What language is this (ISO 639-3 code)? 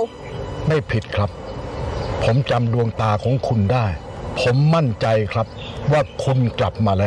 tha